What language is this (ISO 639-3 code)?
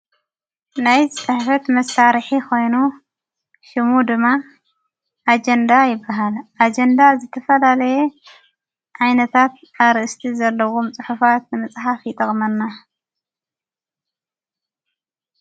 tir